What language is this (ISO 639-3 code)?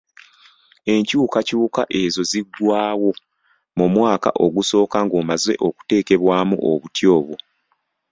lug